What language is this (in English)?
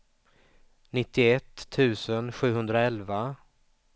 Swedish